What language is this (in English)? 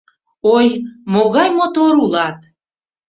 Mari